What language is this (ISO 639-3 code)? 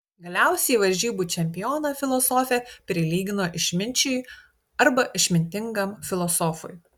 lit